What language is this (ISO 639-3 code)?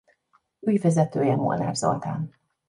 hun